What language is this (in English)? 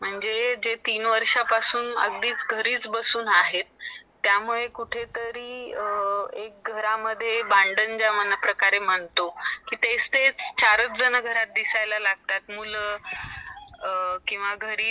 Marathi